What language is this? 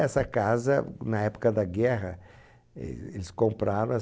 Portuguese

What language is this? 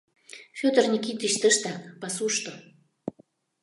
Mari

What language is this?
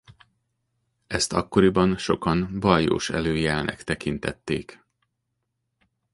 Hungarian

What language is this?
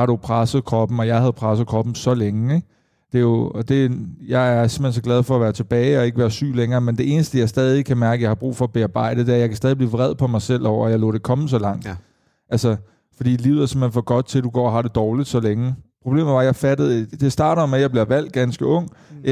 Danish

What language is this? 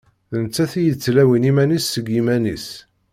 Kabyle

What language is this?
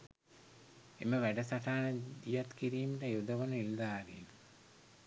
Sinhala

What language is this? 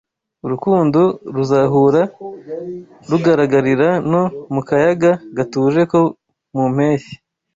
Kinyarwanda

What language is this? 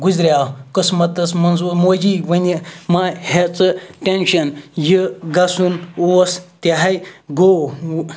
Kashmiri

